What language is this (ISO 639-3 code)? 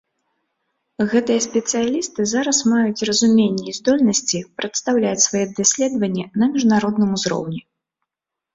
bel